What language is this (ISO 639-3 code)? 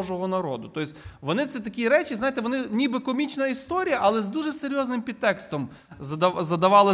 ukr